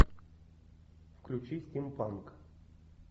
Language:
Russian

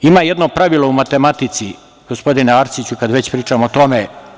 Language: Serbian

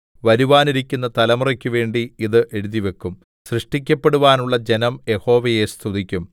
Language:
Malayalam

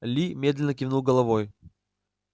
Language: Russian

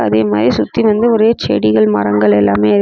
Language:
Tamil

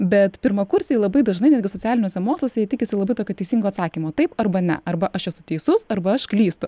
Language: Lithuanian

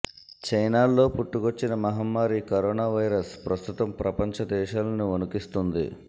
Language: Telugu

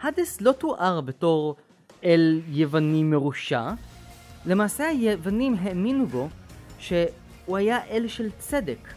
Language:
Hebrew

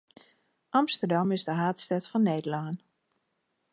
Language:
Western Frisian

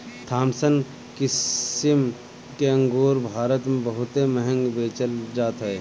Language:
Bhojpuri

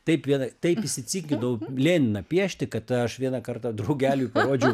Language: Lithuanian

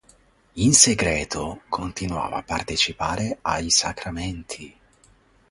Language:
Italian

